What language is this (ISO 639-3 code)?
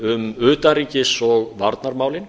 isl